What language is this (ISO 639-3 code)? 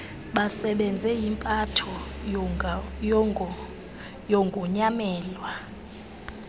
xho